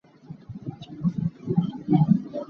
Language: Hakha Chin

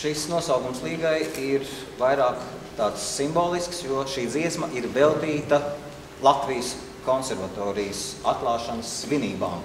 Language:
Latvian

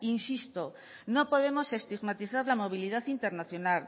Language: Spanish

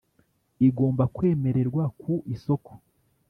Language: Kinyarwanda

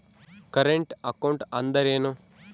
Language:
Kannada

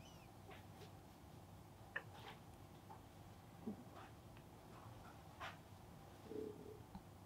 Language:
Japanese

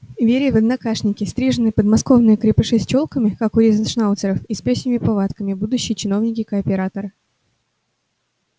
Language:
Russian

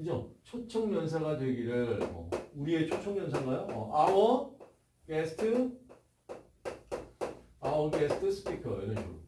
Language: Korean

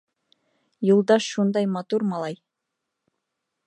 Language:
Bashkir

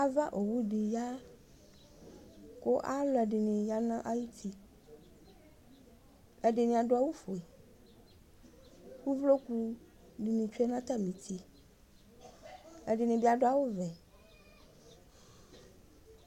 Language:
Ikposo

